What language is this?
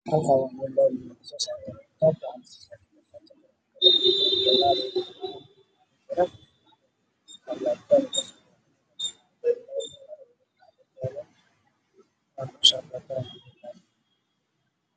Somali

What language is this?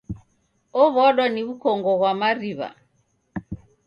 Taita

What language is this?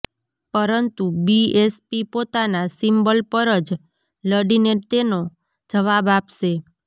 Gujarati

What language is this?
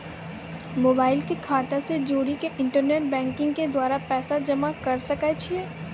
Maithili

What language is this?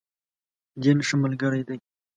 Pashto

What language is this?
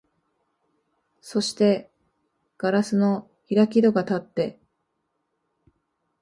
Japanese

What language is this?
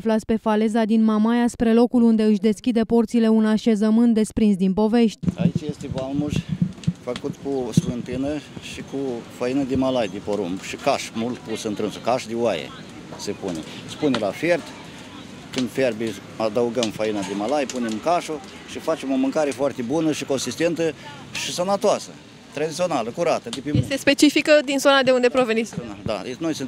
Romanian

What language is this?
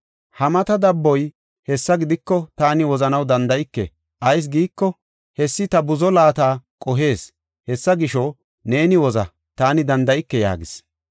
Gofa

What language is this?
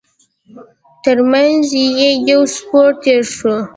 Pashto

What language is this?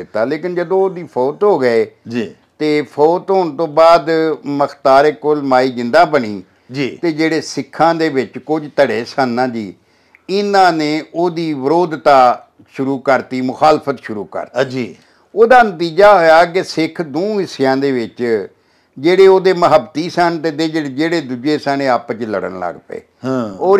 Punjabi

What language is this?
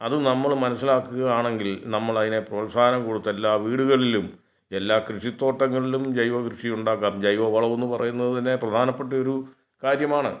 Malayalam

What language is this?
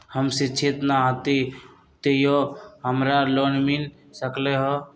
Magahi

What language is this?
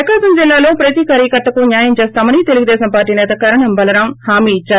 Telugu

